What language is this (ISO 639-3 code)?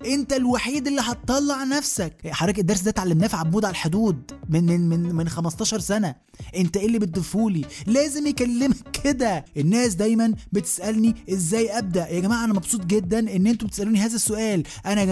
ara